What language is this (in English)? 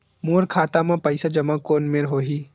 Chhattisgarhi